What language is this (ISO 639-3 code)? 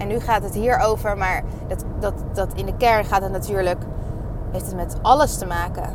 nld